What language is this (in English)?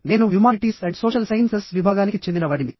Telugu